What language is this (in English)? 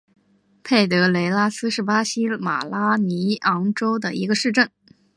Chinese